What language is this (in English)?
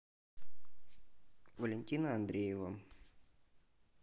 Russian